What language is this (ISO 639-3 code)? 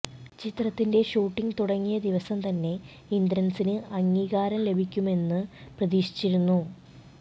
mal